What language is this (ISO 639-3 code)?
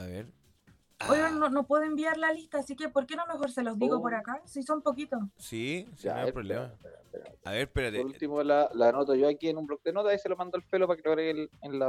spa